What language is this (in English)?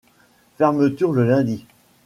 French